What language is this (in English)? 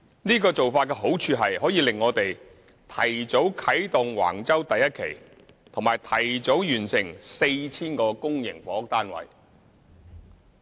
Cantonese